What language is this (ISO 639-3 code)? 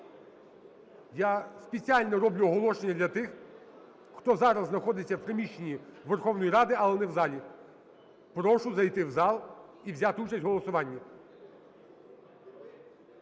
ukr